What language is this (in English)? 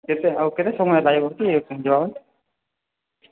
Odia